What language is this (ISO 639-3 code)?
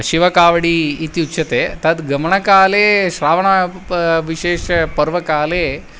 san